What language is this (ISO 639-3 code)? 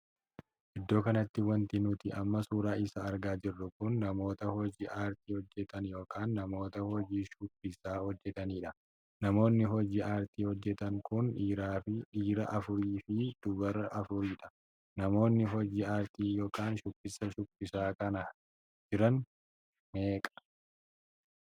orm